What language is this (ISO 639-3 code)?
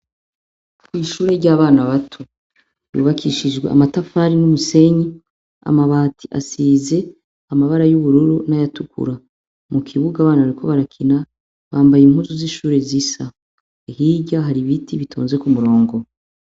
run